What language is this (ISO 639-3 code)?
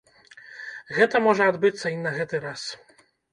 bel